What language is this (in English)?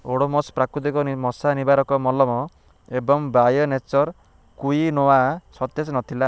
Odia